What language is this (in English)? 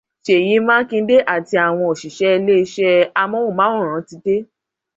Yoruba